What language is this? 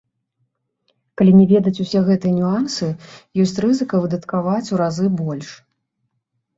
Belarusian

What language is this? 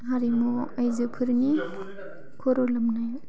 Bodo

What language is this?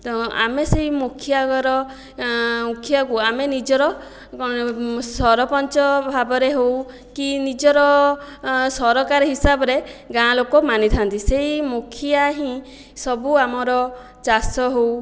Odia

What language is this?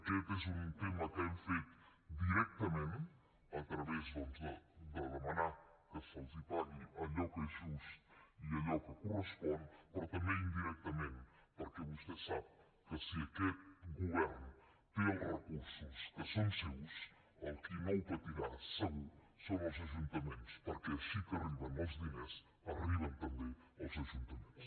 Catalan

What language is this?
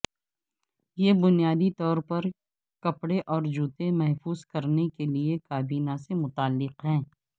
Urdu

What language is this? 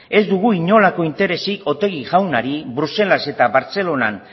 Basque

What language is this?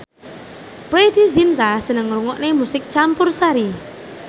Javanese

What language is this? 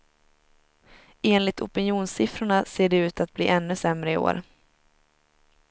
Swedish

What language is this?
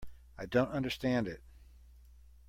English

